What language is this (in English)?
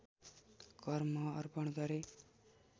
Nepali